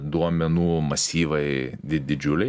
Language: Lithuanian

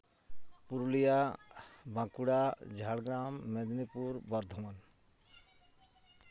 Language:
Santali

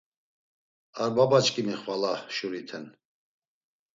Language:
Laz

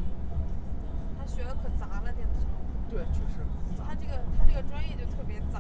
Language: Chinese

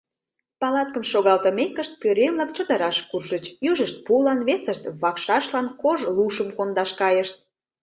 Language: Mari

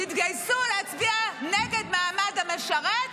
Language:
Hebrew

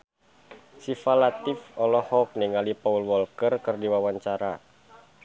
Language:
Sundanese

